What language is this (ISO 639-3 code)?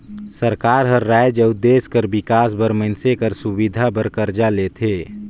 hne